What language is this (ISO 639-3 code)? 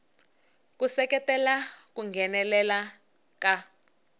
tso